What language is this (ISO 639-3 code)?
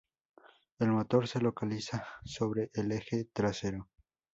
spa